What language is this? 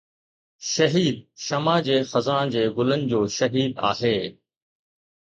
Sindhi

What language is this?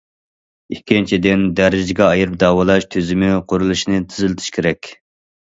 Uyghur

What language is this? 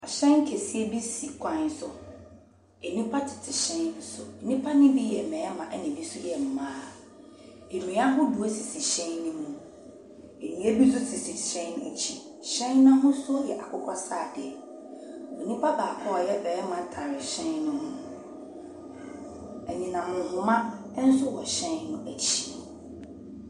Akan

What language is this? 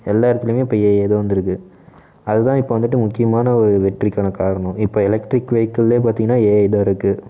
Tamil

